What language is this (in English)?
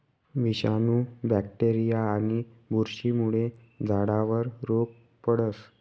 Marathi